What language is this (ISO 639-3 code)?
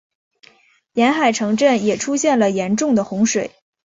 zho